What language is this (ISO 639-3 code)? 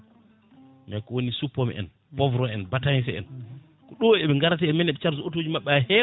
ful